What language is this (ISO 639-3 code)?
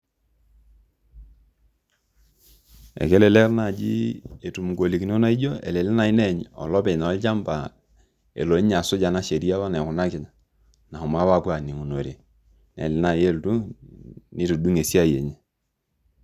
mas